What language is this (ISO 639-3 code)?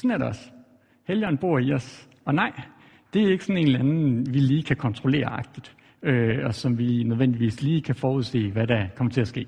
dan